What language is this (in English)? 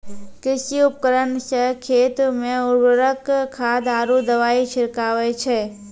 Maithili